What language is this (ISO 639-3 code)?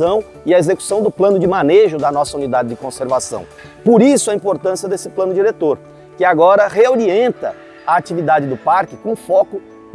por